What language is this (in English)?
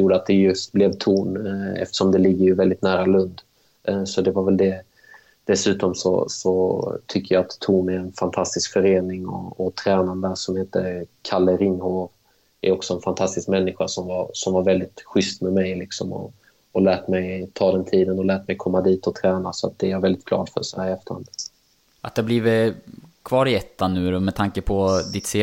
Swedish